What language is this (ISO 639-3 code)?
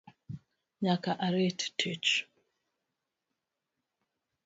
luo